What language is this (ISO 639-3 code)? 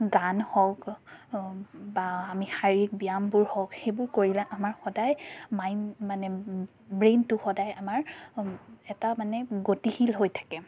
asm